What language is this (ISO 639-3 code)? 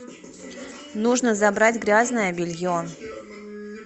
rus